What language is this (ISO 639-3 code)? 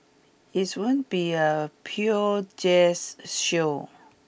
eng